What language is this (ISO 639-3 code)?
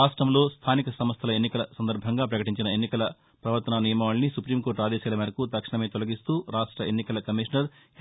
tel